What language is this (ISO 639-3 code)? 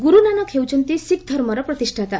ori